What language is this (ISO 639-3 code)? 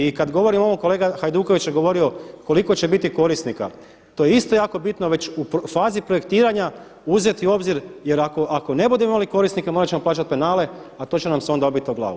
hrv